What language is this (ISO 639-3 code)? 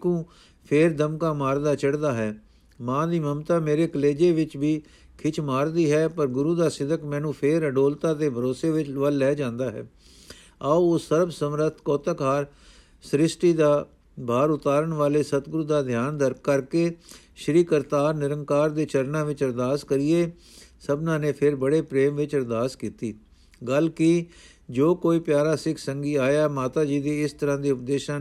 pan